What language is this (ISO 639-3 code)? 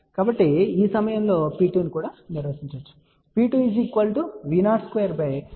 tel